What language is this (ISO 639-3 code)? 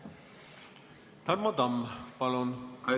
est